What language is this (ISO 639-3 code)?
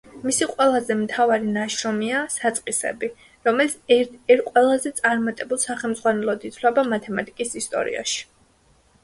kat